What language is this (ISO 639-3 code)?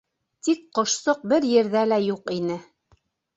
bak